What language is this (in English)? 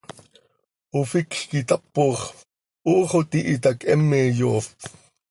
Seri